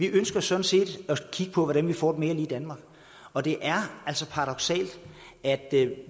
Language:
Danish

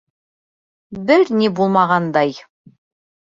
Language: Bashkir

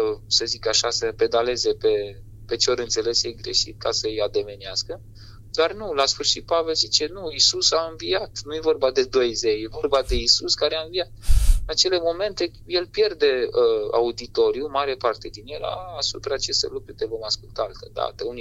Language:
Romanian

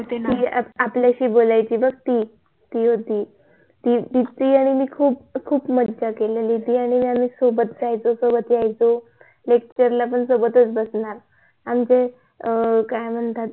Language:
Marathi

